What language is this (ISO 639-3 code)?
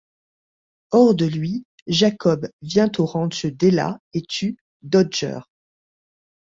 fra